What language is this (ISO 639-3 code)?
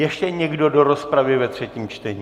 ces